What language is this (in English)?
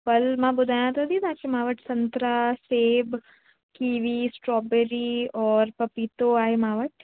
Sindhi